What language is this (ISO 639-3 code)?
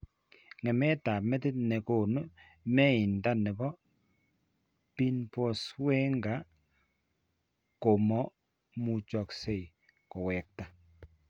kln